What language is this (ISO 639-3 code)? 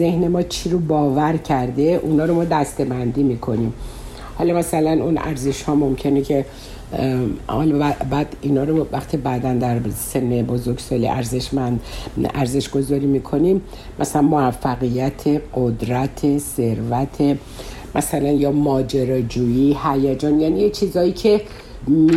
fas